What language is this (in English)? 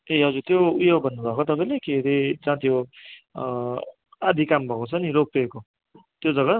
Nepali